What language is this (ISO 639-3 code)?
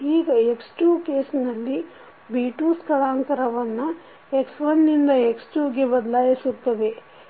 kan